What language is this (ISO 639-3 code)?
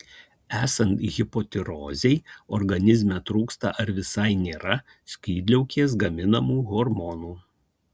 lit